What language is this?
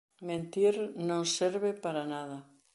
Galician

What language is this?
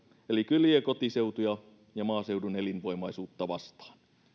Finnish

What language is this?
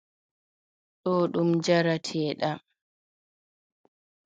Fula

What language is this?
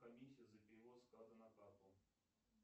Russian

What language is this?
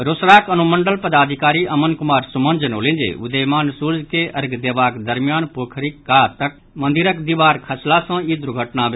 Maithili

